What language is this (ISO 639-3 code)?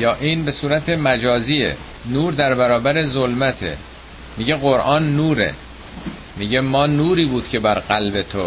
fas